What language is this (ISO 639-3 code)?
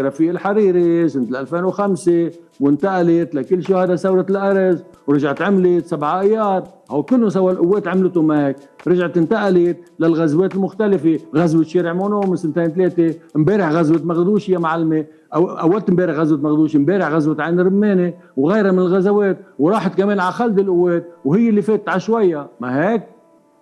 ara